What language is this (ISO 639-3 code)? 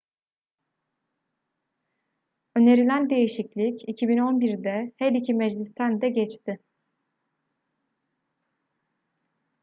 tur